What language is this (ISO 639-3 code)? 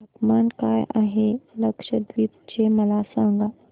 mar